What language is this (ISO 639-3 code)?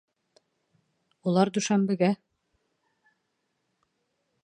bak